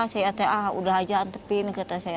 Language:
Indonesian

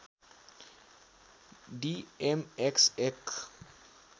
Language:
Nepali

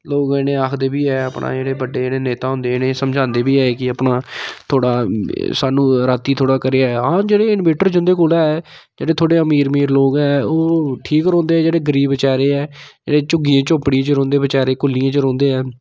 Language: Dogri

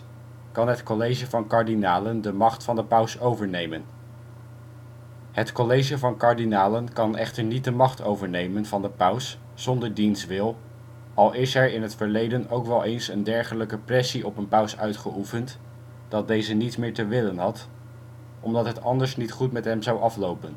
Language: Dutch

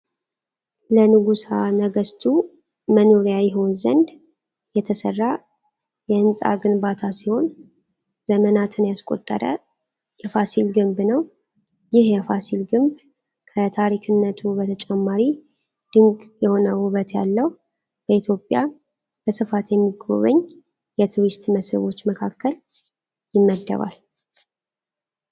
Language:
Amharic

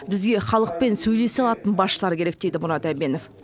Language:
Kazakh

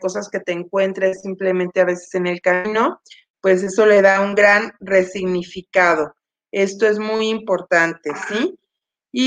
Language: Spanish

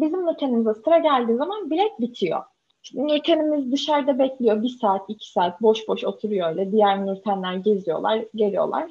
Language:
Turkish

